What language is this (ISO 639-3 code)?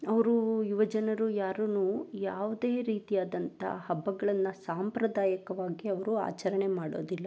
kan